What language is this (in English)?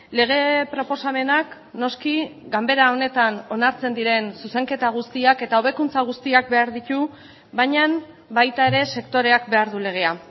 Basque